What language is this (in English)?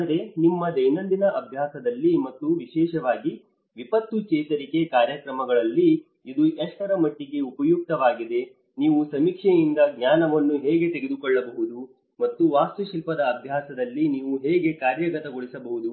Kannada